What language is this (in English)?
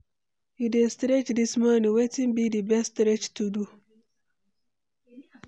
Nigerian Pidgin